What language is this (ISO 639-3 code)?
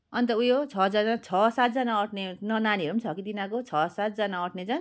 nep